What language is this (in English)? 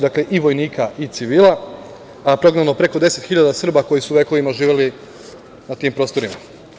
Serbian